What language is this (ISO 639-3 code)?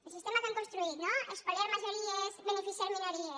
cat